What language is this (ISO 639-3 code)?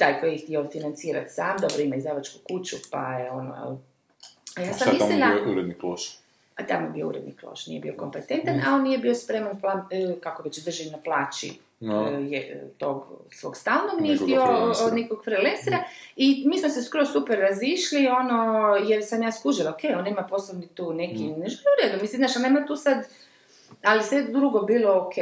hrv